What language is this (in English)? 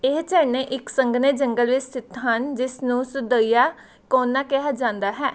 Punjabi